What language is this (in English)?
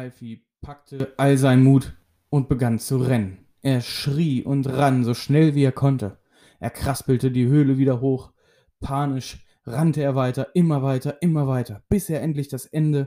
German